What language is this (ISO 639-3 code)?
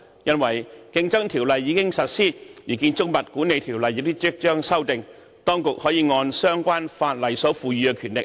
yue